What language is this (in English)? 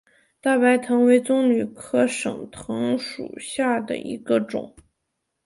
Chinese